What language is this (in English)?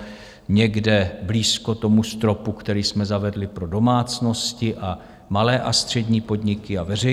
Czech